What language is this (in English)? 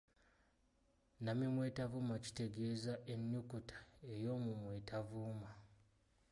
Ganda